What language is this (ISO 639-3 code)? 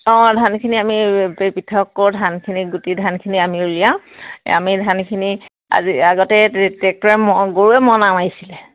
asm